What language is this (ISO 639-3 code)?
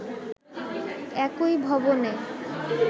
ben